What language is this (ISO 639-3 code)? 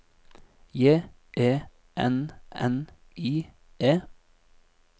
nor